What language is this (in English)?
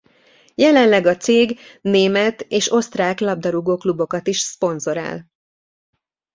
Hungarian